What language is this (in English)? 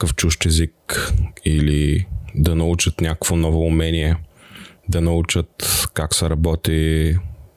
Bulgarian